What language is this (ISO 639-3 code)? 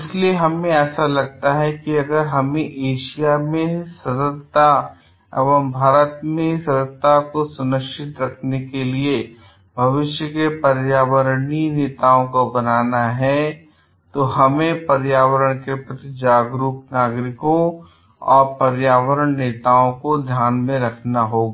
hin